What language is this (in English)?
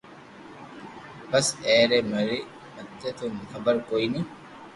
Loarki